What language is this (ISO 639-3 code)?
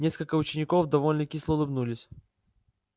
rus